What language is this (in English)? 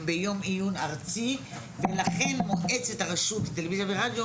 Hebrew